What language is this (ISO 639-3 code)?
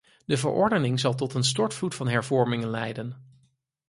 nld